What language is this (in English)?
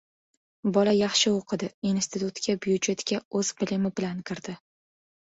Uzbek